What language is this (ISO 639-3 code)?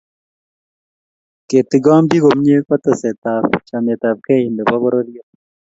kln